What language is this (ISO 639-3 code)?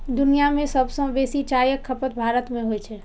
mai